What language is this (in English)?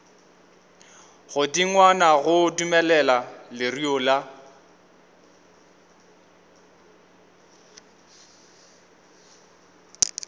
Northern Sotho